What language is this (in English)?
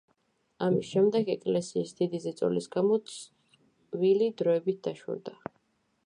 Georgian